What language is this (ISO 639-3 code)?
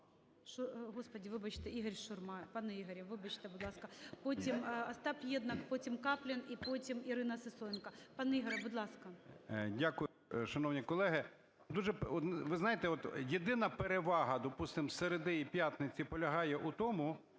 ukr